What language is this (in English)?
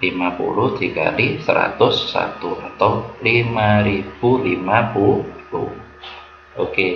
Indonesian